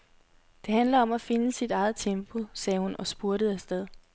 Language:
Danish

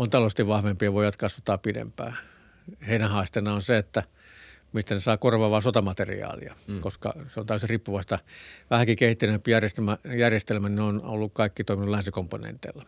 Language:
Finnish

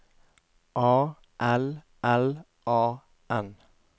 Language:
Norwegian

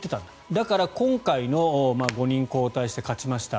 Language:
Japanese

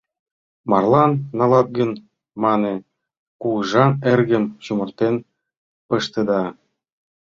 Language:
Mari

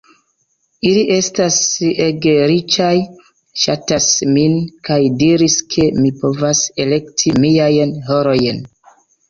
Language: Esperanto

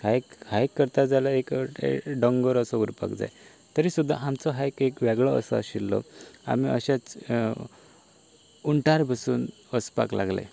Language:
Konkani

